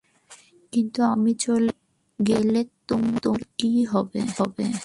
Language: Bangla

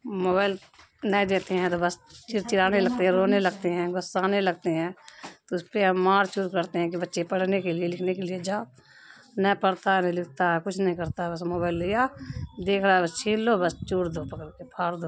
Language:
Urdu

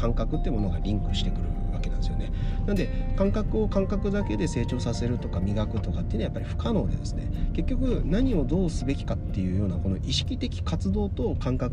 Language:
Japanese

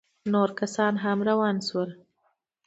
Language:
Pashto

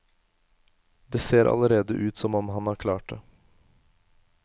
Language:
Norwegian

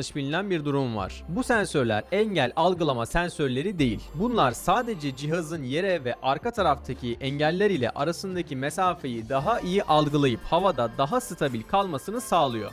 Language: Turkish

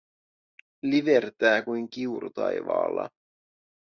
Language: Finnish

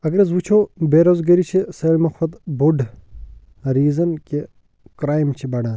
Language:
Kashmiri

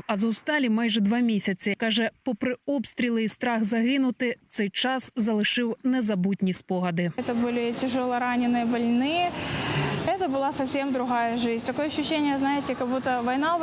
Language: Russian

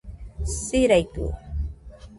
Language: Nüpode Huitoto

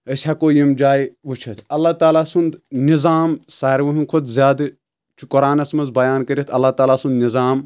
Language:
Kashmiri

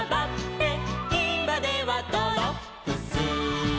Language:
Japanese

